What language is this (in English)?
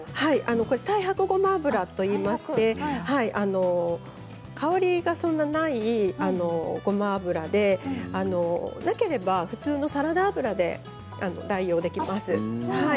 Japanese